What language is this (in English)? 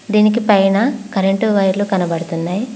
Telugu